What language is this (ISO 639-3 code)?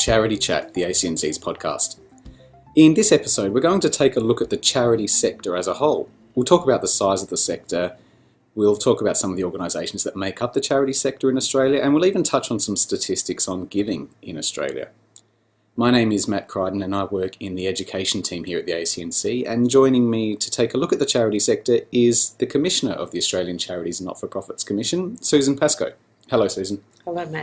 eng